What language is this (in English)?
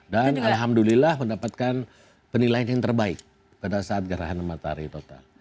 Indonesian